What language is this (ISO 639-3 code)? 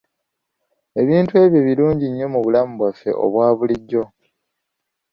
lug